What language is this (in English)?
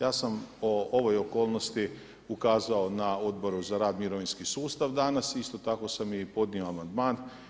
Croatian